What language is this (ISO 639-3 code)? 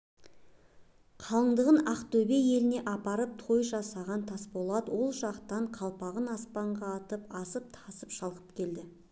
kaz